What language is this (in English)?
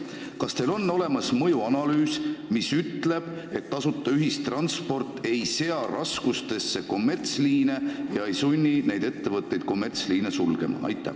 Estonian